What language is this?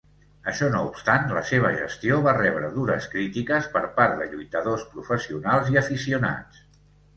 Catalan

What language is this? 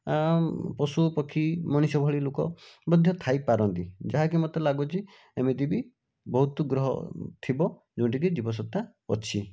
Odia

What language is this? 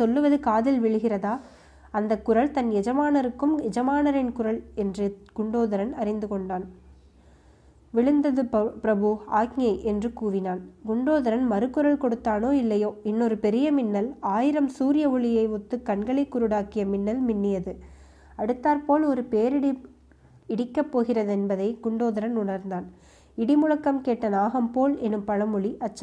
Tamil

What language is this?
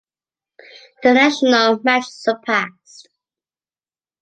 English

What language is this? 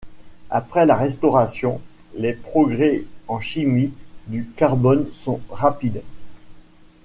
French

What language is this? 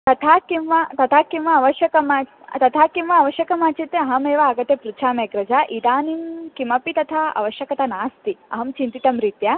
Sanskrit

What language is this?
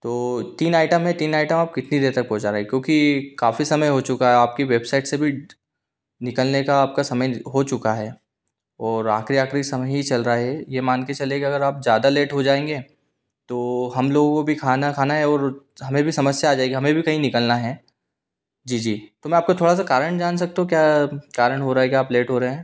Hindi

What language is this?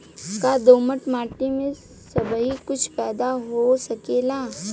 Bhojpuri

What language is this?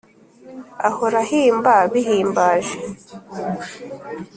Kinyarwanda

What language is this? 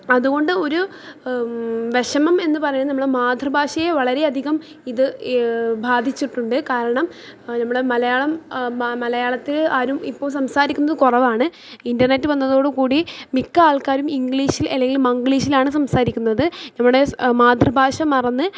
Malayalam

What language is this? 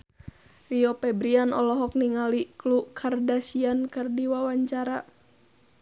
Sundanese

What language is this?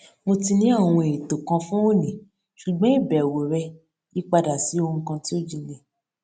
Yoruba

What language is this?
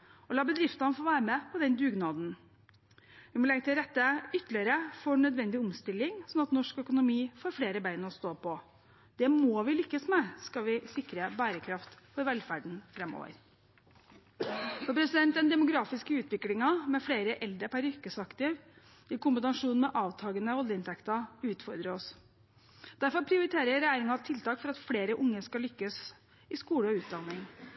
Norwegian Bokmål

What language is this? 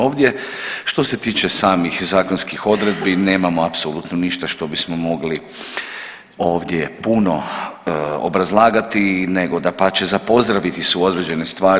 Croatian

